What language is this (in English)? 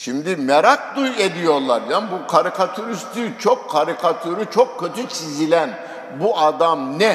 Turkish